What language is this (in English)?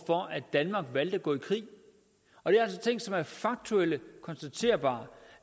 Danish